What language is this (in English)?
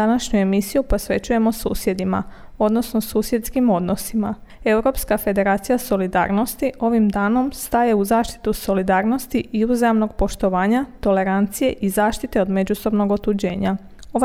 Croatian